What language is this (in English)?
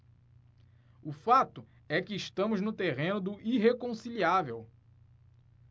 Portuguese